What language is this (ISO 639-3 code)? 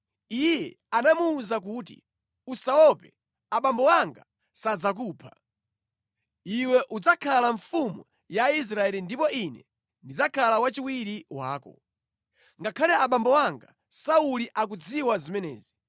nya